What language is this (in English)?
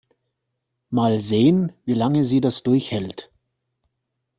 German